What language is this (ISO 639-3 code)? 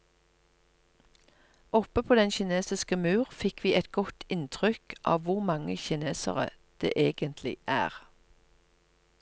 nor